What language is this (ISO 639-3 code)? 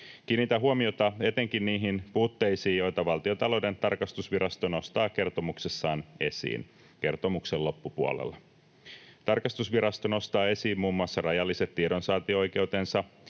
fin